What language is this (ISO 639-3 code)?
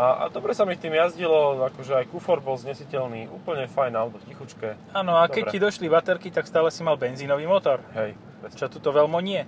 slk